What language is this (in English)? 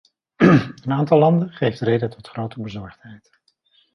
Dutch